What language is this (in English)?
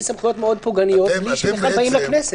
Hebrew